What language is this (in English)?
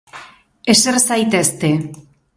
Basque